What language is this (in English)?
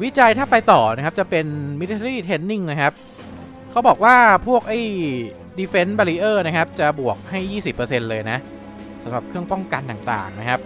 Thai